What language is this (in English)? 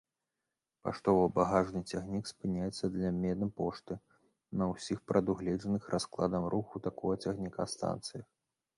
Belarusian